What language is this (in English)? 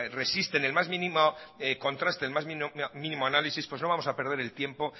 Spanish